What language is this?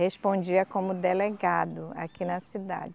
Portuguese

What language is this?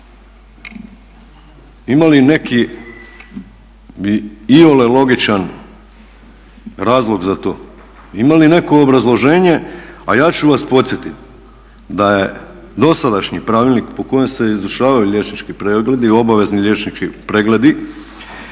Croatian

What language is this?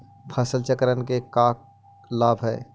Magahi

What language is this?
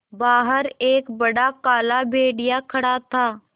Hindi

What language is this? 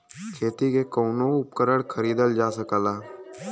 Bhojpuri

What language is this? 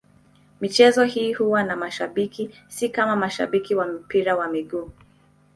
Swahili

